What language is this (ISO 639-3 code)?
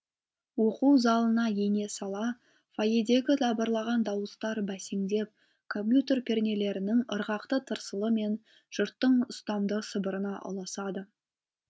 kaz